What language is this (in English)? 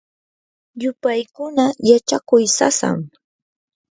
Yanahuanca Pasco Quechua